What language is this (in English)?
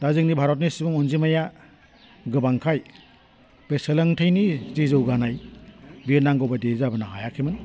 Bodo